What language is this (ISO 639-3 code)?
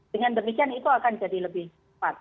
ind